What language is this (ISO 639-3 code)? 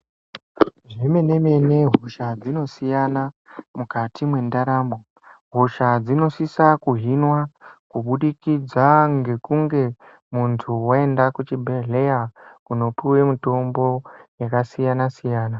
ndc